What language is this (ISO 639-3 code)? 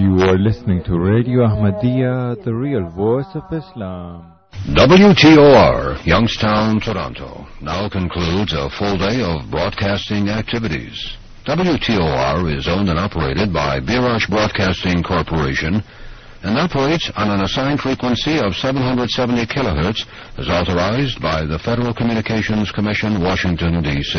urd